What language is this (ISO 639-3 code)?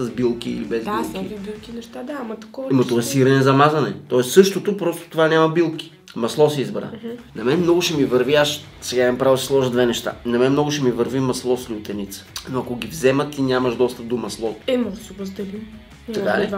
bul